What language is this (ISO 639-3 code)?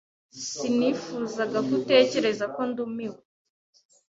kin